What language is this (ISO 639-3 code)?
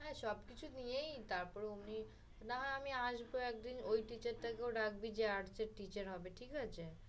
ben